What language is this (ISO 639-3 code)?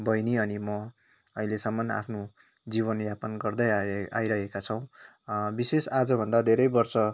nep